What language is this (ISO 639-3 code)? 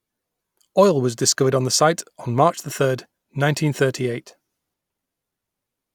eng